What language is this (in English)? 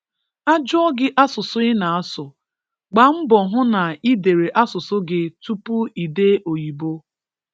Igbo